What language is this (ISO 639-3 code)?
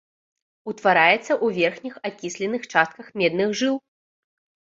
bel